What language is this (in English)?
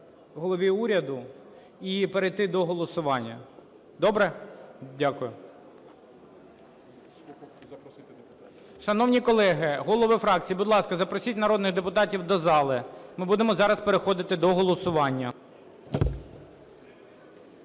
Ukrainian